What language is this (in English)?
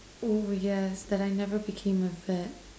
English